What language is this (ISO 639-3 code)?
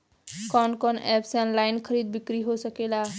bho